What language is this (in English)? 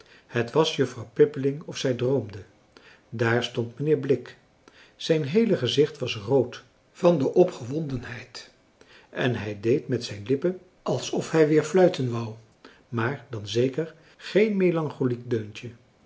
Dutch